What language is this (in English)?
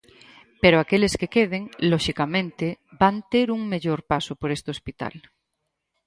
Galician